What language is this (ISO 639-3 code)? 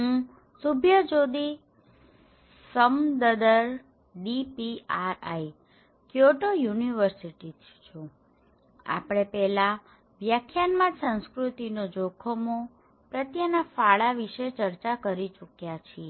guj